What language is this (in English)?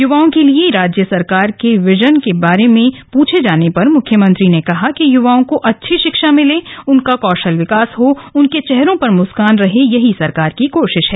Hindi